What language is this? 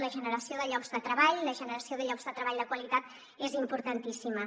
Catalan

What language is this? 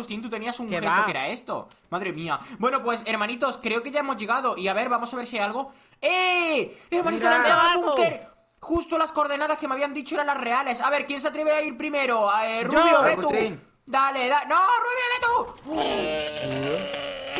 Spanish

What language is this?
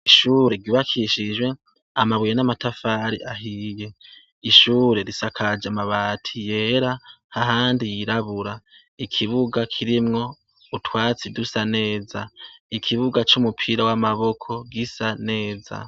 Rundi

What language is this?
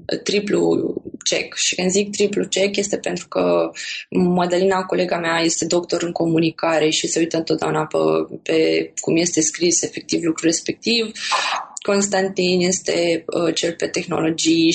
Romanian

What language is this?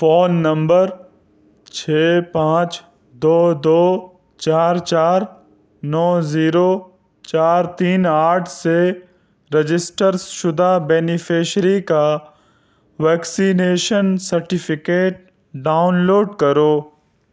Urdu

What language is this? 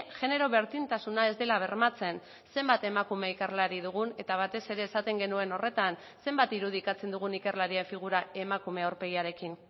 Basque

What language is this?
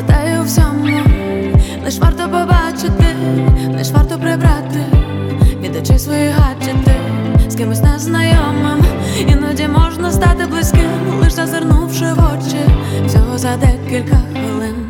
Ukrainian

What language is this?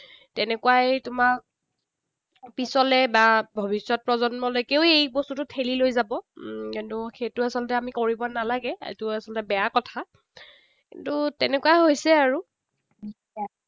Assamese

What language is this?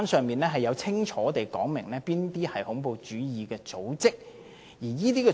Cantonese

